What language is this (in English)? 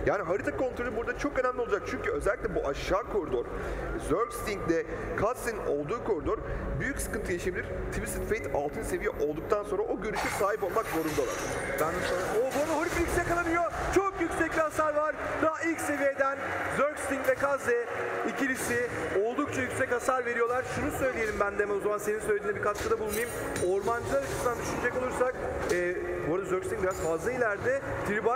Turkish